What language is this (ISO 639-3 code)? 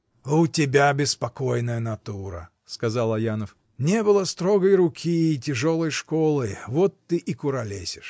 rus